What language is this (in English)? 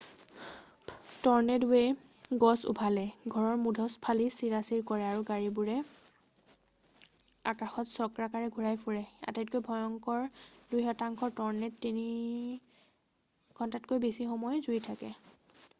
Assamese